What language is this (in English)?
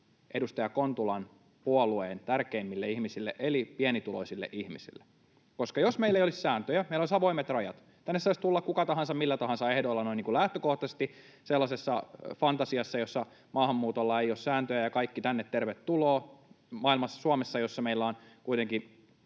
Finnish